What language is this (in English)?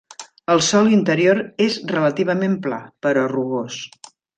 Catalan